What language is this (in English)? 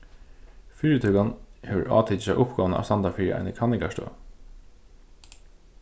Faroese